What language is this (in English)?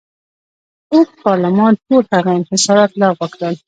Pashto